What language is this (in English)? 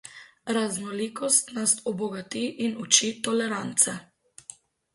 Slovenian